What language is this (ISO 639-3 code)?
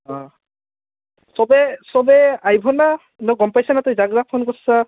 asm